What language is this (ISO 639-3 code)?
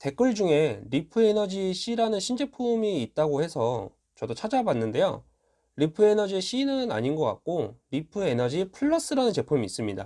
kor